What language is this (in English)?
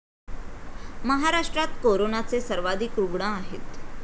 Marathi